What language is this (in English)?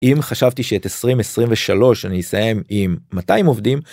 Hebrew